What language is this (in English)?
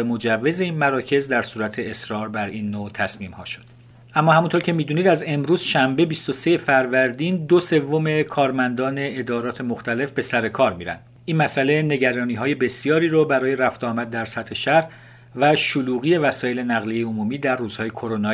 Persian